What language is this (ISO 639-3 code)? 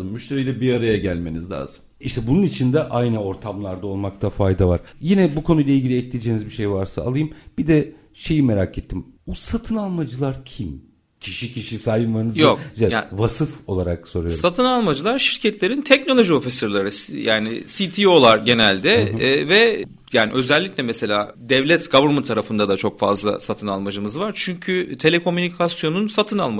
tur